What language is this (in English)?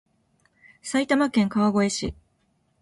Japanese